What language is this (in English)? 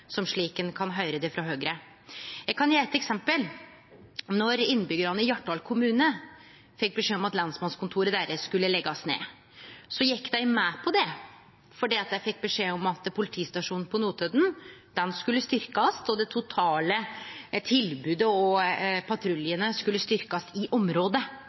Norwegian Nynorsk